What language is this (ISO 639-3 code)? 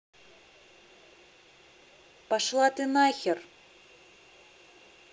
rus